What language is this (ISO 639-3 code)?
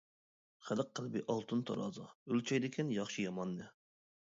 uig